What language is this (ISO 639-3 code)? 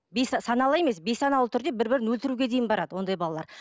kaz